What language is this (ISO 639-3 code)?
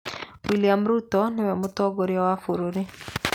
kik